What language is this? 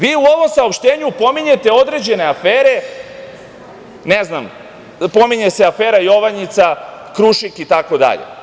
Serbian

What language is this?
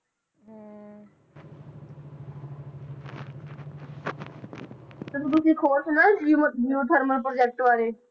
Punjabi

